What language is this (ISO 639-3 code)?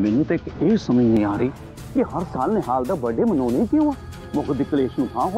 pan